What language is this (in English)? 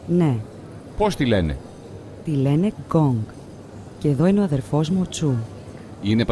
Greek